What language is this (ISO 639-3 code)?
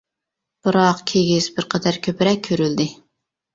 uig